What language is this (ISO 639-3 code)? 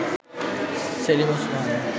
ben